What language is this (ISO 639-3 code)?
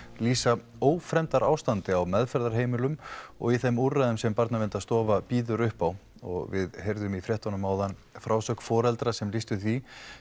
isl